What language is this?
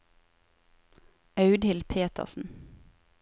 Norwegian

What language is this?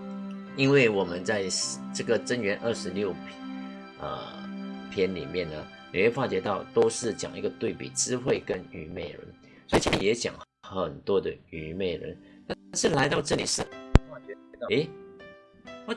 Chinese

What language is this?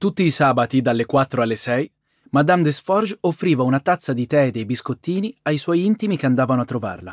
Italian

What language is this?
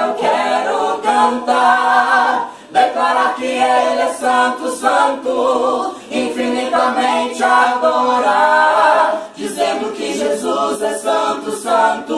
Romanian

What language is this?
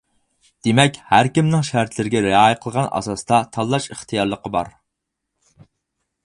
Uyghur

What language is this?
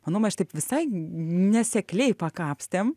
Lithuanian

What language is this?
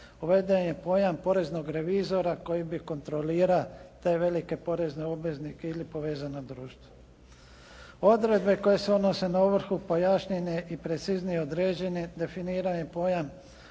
Croatian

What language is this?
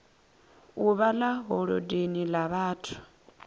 Venda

